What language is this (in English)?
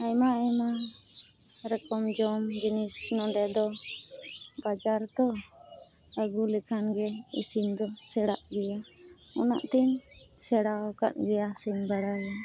Santali